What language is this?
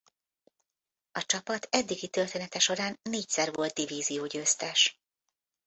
Hungarian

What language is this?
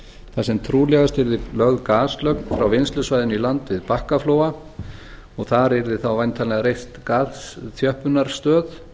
Icelandic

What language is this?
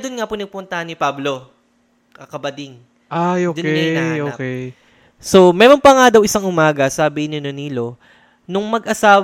Filipino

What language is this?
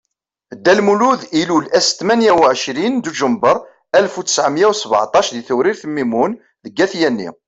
Kabyle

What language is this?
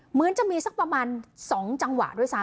Thai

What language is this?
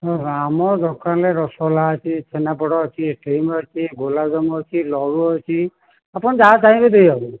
Odia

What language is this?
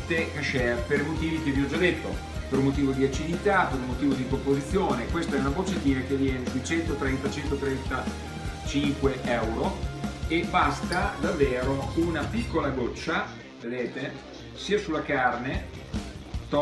Italian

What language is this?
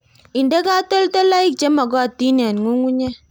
Kalenjin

